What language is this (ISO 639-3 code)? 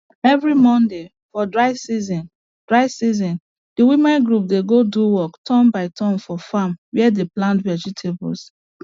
pcm